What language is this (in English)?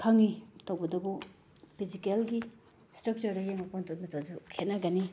Manipuri